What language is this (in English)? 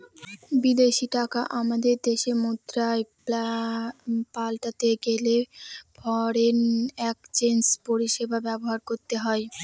Bangla